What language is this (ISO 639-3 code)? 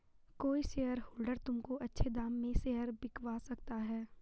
hin